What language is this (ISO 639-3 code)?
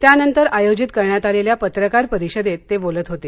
mar